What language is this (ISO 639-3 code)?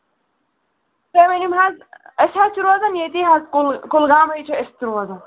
kas